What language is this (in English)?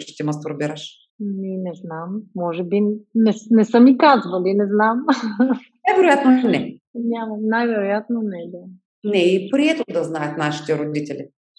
Bulgarian